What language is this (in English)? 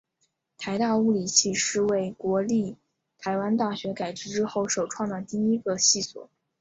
Chinese